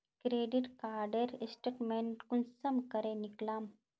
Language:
Magahi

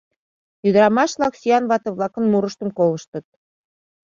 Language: Mari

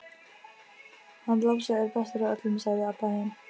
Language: Icelandic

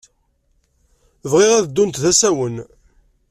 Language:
Kabyle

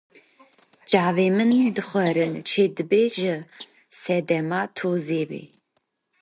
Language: Kurdish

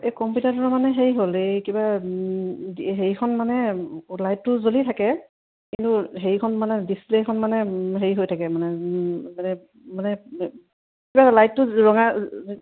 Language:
Assamese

